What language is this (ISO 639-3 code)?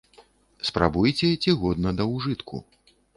bel